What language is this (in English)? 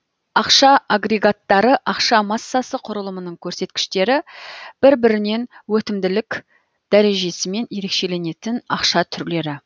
Kazakh